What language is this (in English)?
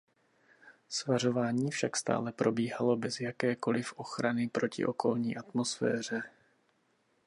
Czech